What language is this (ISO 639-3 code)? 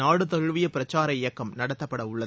tam